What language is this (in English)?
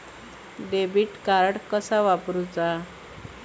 Marathi